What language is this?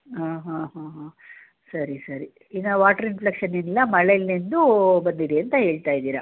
Kannada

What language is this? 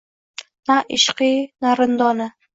Uzbek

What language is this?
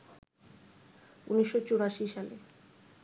Bangla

